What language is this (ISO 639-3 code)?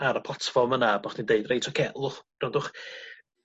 cym